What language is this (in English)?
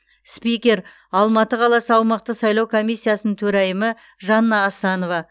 Kazakh